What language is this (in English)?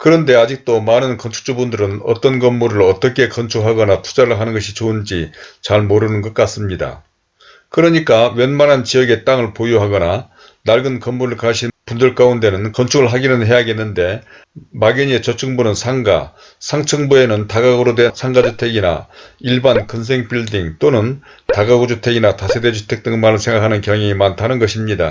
Korean